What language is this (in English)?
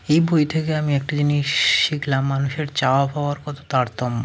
Bangla